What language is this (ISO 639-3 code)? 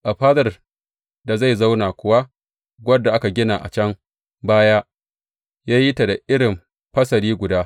hau